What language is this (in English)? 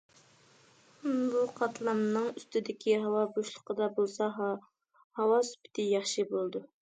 Uyghur